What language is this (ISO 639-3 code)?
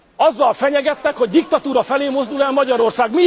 hun